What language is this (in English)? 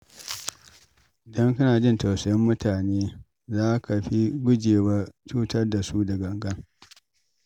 Hausa